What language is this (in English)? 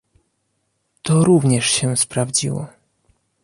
Polish